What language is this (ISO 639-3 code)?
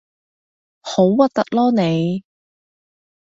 yue